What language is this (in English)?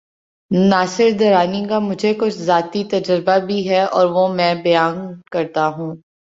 Urdu